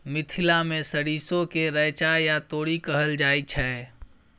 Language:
Maithili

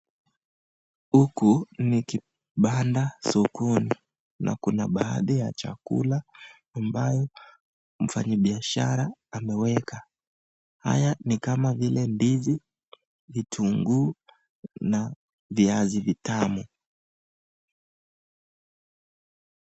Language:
Swahili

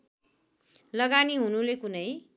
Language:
Nepali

